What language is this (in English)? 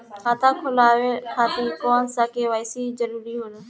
Bhojpuri